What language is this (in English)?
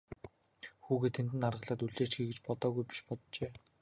Mongolian